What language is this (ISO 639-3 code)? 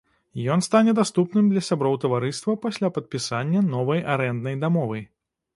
bel